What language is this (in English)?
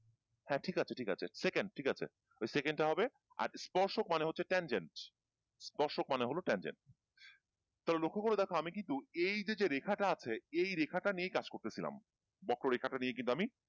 Bangla